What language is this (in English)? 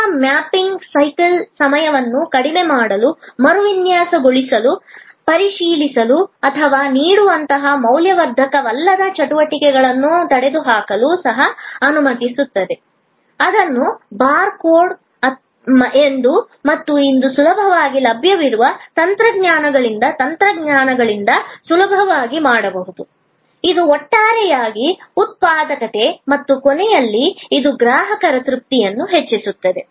Kannada